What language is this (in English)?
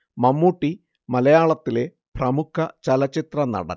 Malayalam